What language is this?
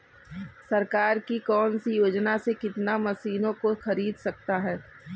Hindi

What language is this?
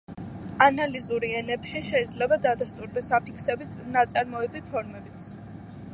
Georgian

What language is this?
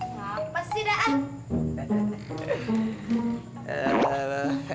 Indonesian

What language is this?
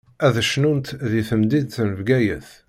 Kabyle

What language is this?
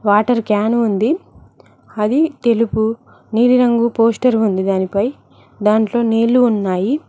Telugu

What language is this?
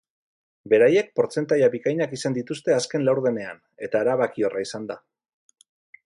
Basque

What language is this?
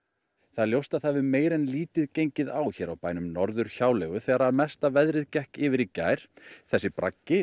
Icelandic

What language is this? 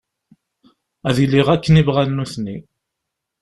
Kabyle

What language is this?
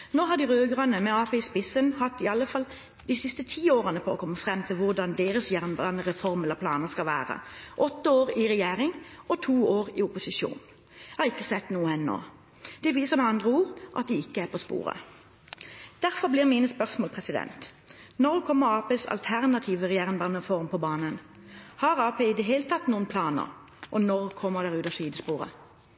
Norwegian Bokmål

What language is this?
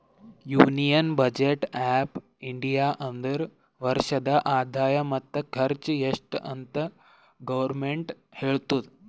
Kannada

